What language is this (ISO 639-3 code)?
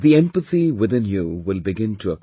eng